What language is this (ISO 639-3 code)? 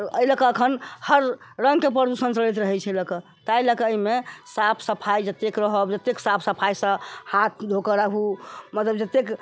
mai